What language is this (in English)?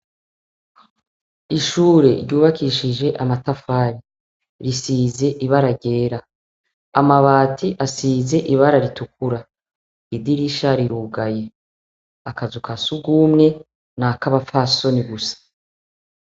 Rundi